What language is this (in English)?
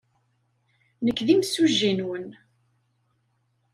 Kabyle